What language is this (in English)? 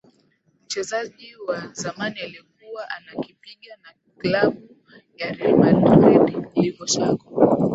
Swahili